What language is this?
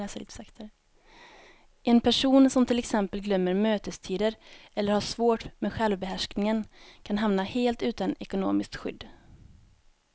Swedish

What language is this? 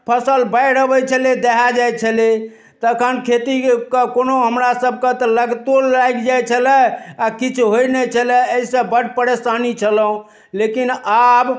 Maithili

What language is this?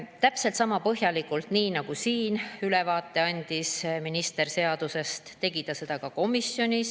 Estonian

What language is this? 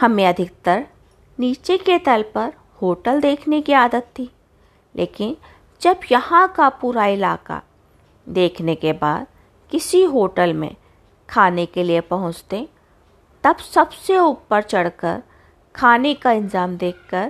Hindi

